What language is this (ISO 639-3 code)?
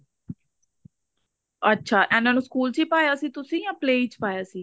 pan